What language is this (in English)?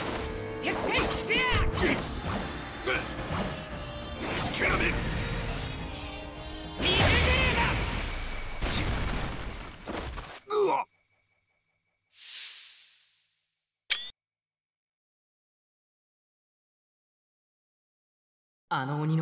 Japanese